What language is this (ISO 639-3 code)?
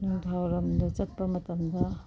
mni